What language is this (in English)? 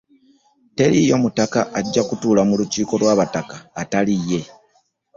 Ganda